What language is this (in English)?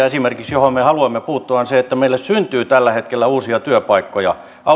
Finnish